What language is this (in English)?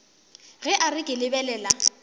Northern Sotho